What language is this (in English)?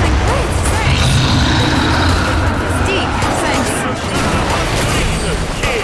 English